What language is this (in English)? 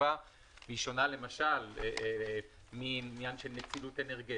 Hebrew